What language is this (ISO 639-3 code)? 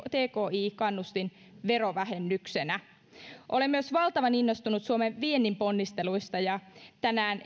fin